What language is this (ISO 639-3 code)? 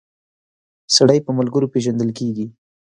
pus